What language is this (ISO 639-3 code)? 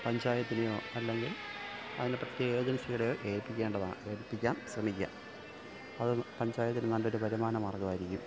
mal